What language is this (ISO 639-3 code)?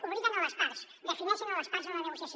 cat